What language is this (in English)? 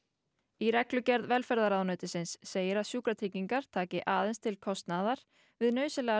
Icelandic